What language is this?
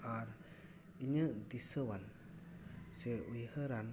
Santali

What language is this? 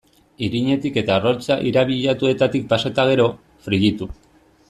Basque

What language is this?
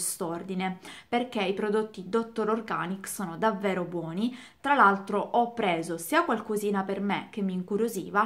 Italian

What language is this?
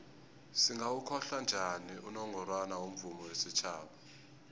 South Ndebele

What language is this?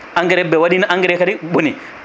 Fula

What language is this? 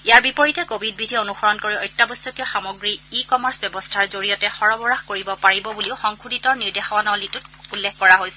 Assamese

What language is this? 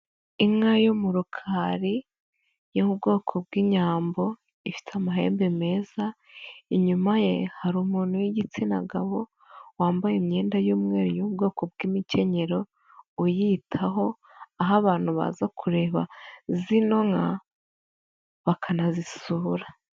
Kinyarwanda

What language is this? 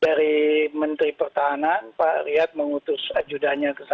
Indonesian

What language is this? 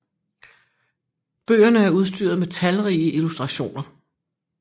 Danish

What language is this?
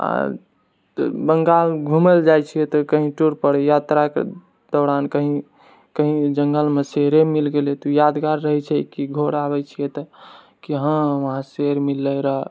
Maithili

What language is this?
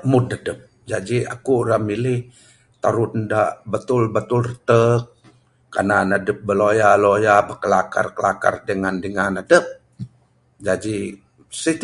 Bukar-Sadung Bidayuh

